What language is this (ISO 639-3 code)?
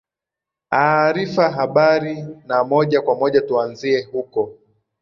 swa